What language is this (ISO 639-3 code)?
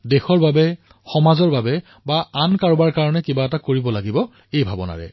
asm